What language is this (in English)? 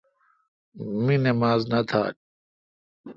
Kalkoti